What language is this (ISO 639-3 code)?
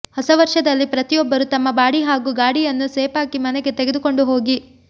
kan